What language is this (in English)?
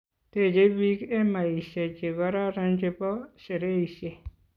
Kalenjin